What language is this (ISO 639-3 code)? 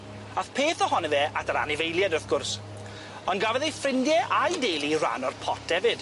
cym